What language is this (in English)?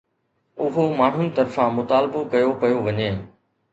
Sindhi